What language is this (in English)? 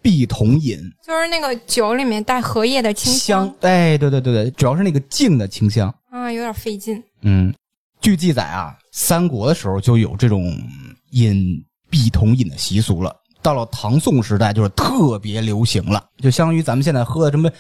Chinese